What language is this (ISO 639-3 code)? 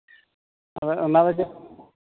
sat